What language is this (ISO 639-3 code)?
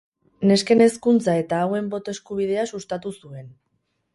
eus